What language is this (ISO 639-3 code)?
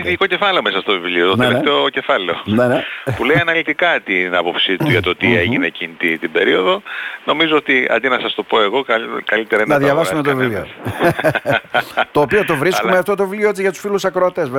ell